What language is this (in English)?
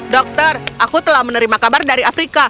Indonesian